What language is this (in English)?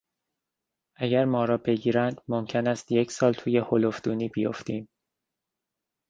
Persian